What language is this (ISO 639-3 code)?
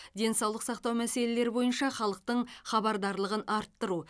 kaz